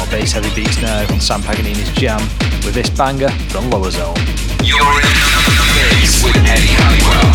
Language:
English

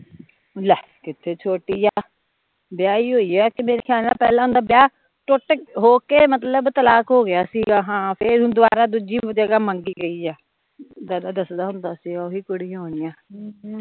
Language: Punjabi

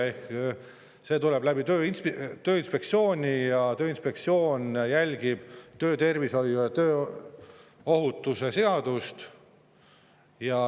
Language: Estonian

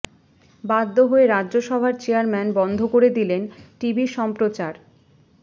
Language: Bangla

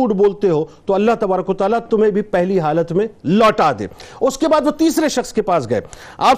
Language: Urdu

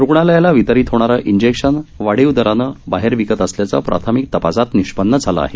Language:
Marathi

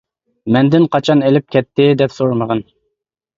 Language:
Uyghur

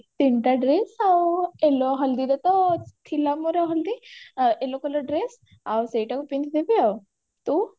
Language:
Odia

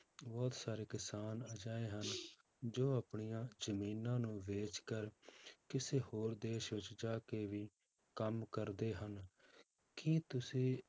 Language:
Punjabi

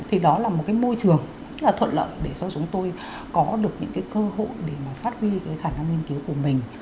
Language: Vietnamese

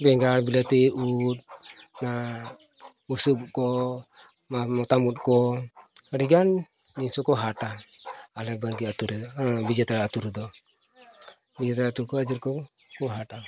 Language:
Santali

